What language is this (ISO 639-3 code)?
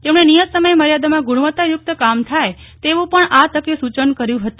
guj